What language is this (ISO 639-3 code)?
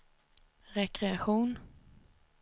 swe